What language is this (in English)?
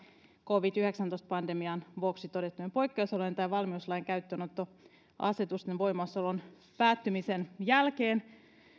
Finnish